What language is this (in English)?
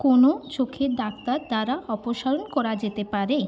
Bangla